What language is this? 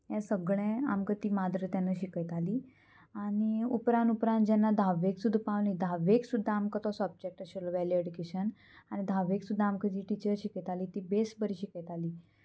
Konkani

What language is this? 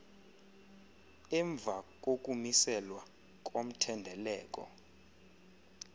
Xhosa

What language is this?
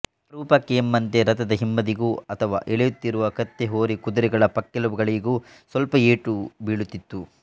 Kannada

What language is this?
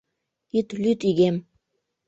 Mari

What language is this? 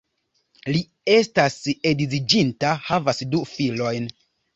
Esperanto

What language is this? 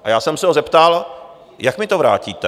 Czech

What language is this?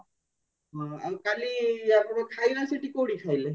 Odia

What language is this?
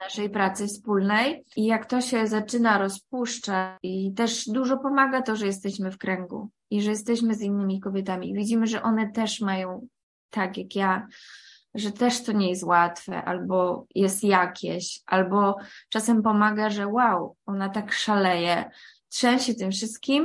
Polish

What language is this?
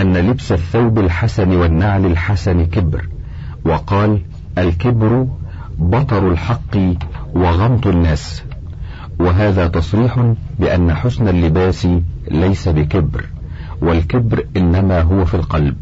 Arabic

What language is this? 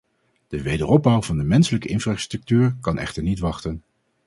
Dutch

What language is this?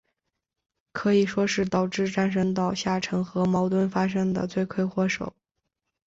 Chinese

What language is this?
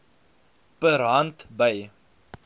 Afrikaans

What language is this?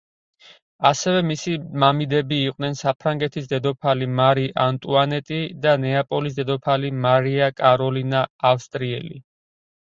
Georgian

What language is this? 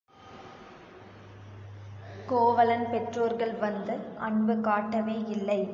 Tamil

